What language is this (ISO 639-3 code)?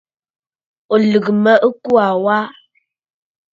bfd